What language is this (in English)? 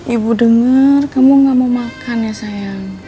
Indonesian